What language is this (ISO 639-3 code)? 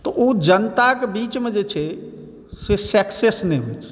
mai